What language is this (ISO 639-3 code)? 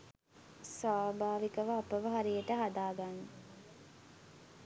sin